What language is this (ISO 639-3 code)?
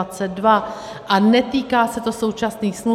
ces